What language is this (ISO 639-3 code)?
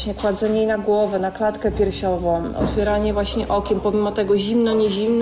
pol